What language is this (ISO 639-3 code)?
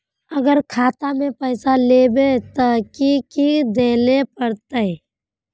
mag